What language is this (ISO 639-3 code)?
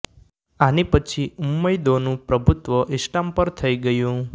guj